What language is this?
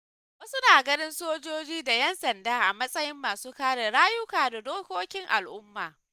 Hausa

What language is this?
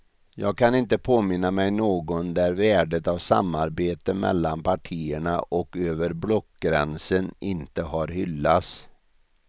Swedish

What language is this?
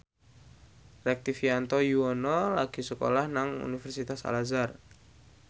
Javanese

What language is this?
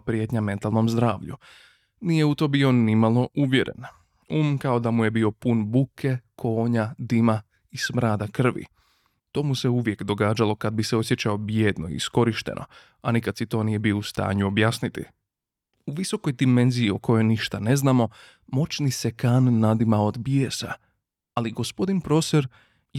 Croatian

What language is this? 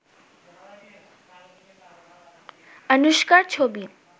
Bangla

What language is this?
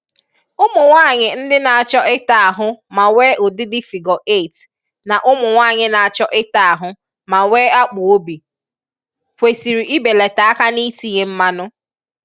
Igbo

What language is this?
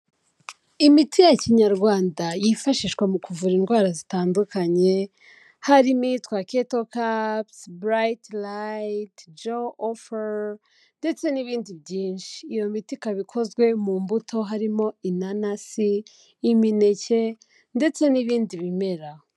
Kinyarwanda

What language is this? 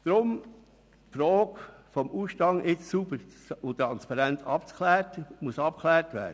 Swiss German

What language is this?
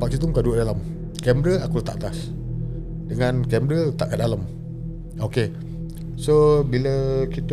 Malay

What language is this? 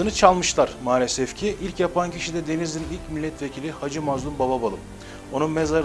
Turkish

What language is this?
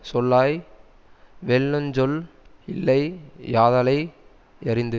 Tamil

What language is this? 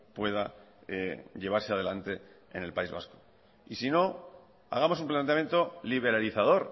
Spanish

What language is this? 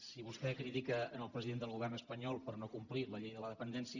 Catalan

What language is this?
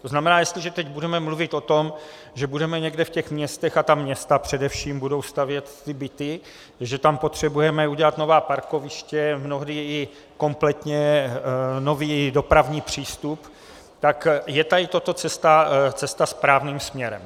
Czech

